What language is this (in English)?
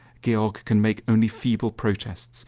English